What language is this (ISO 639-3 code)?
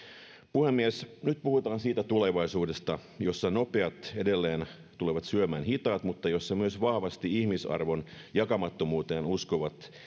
fin